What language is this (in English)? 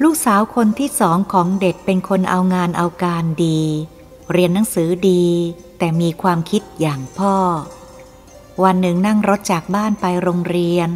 Thai